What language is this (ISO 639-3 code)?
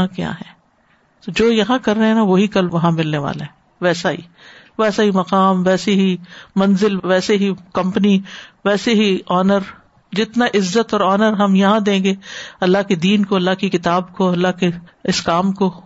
urd